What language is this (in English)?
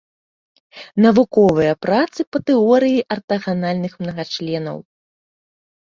Belarusian